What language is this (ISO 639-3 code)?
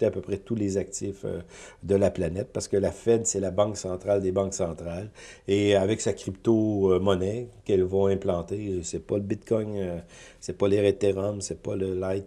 fra